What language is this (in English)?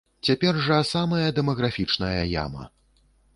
Belarusian